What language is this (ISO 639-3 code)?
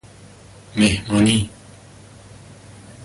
fas